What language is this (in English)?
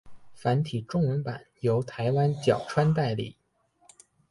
Chinese